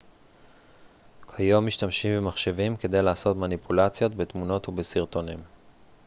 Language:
Hebrew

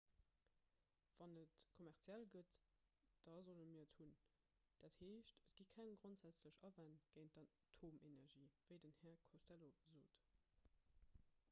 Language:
Luxembourgish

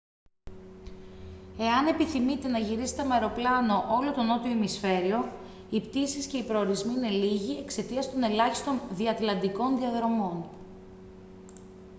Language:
Greek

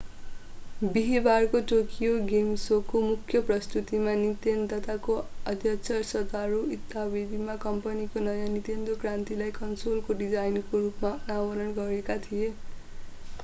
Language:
Nepali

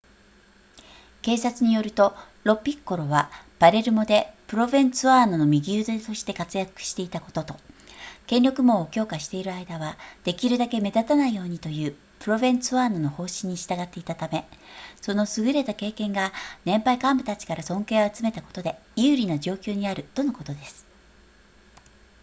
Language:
Japanese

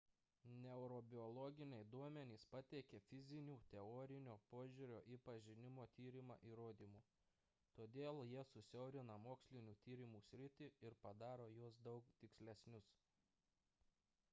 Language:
Lithuanian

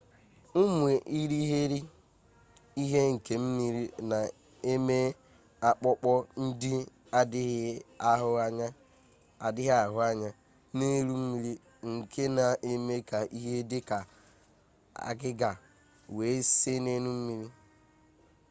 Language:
Igbo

